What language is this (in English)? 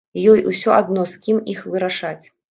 Belarusian